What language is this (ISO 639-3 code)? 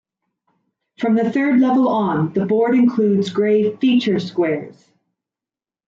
eng